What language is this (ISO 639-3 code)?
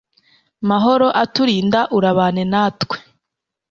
kin